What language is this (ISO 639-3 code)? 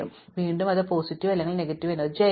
mal